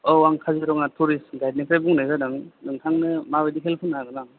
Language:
Bodo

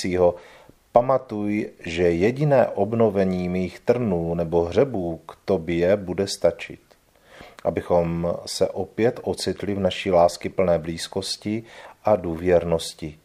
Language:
Czech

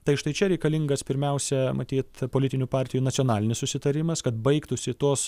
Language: Lithuanian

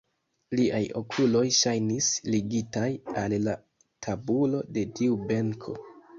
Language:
Esperanto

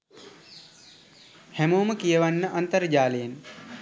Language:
Sinhala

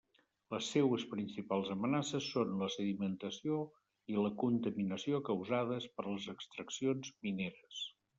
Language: Catalan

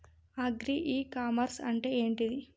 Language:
Telugu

